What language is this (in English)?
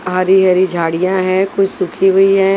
Hindi